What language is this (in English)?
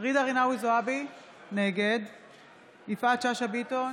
Hebrew